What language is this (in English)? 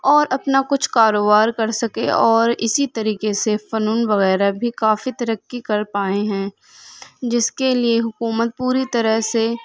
Urdu